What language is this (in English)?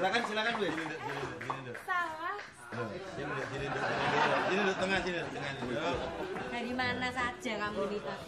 Indonesian